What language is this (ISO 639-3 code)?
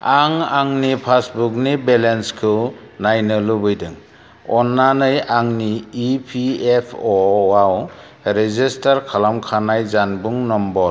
brx